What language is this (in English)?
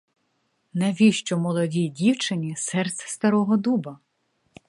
Ukrainian